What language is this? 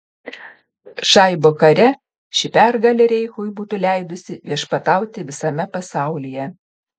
Lithuanian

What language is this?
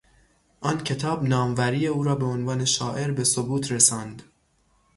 Persian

